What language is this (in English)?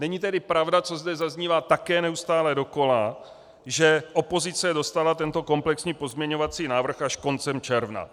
Czech